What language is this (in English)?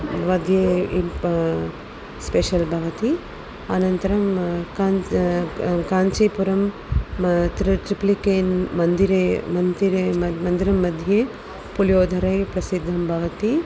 Sanskrit